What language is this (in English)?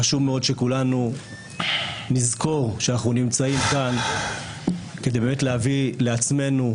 Hebrew